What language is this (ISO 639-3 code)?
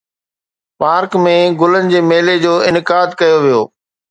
snd